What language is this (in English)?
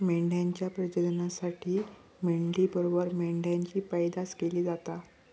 Marathi